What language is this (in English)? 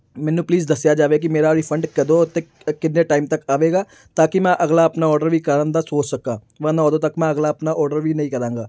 Punjabi